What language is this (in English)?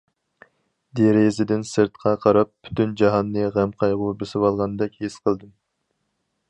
Uyghur